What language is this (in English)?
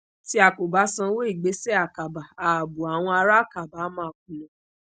Yoruba